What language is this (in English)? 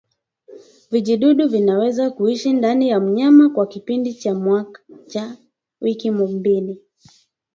Swahili